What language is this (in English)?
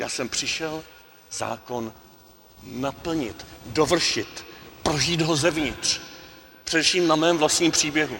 Czech